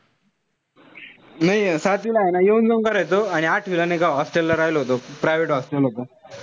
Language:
Marathi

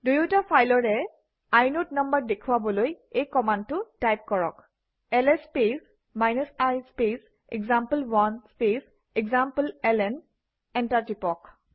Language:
Assamese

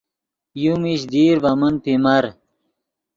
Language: Yidgha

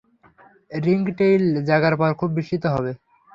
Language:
Bangla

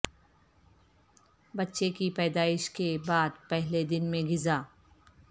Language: Urdu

